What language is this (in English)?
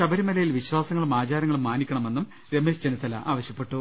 Malayalam